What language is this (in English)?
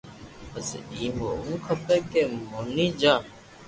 Loarki